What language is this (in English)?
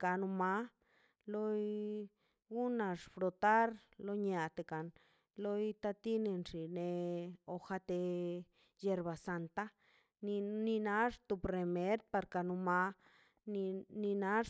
Mazaltepec Zapotec